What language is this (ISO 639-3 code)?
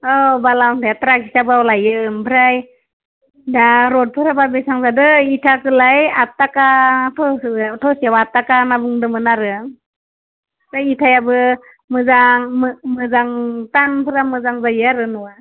brx